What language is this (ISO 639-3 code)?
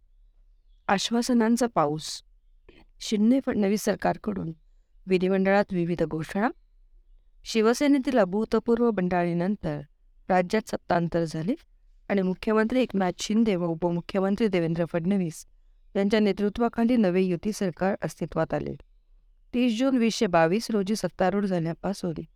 mar